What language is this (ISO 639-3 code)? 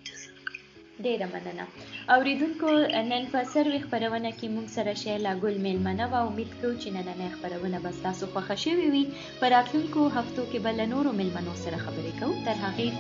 urd